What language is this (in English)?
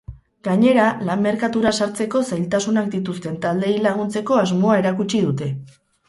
Basque